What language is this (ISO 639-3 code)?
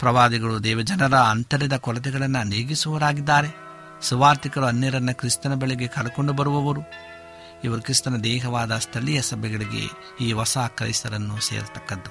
kan